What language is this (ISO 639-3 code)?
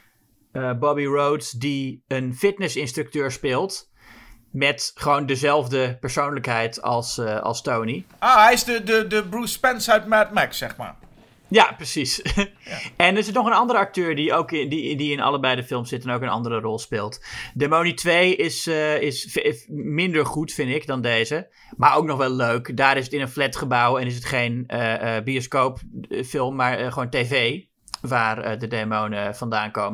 nld